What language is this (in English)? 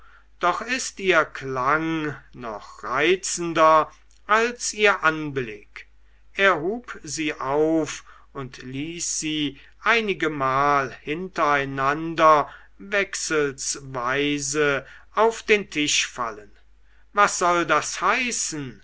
German